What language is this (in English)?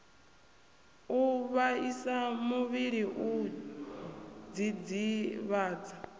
Venda